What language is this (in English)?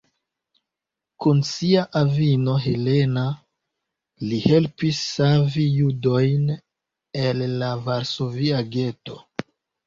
Esperanto